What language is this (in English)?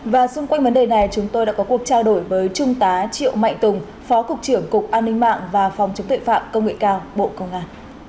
Vietnamese